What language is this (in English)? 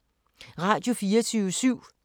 Danish